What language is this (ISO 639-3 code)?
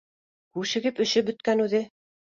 bak